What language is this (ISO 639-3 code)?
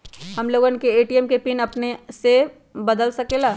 mag